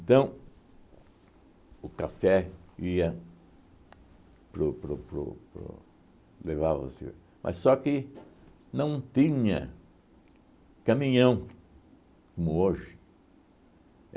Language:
Portuguese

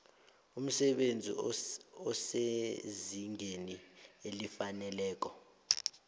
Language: South Ndebele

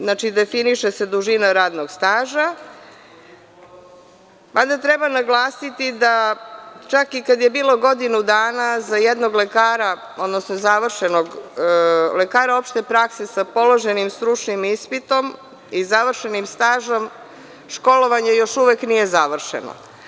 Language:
Serbian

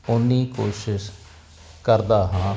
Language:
Punjabi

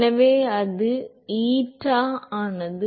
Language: Tamil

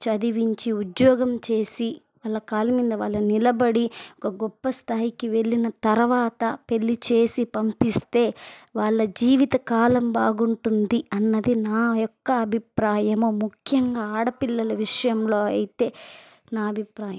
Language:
Telugu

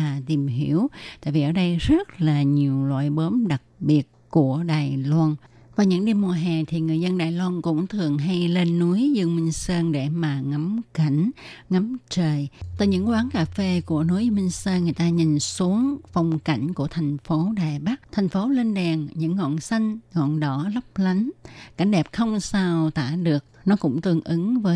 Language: Vietnamese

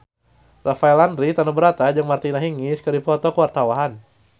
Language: Sundanese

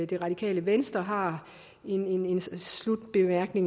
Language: Danish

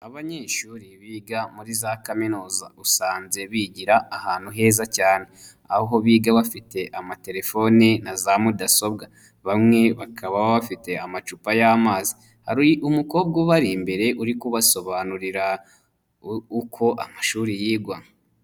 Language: Kinyarwanda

